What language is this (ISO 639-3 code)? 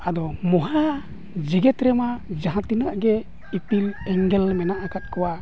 sat